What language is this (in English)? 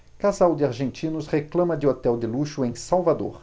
Portuguese